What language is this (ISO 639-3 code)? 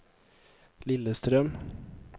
nor